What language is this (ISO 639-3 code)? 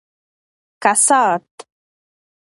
pus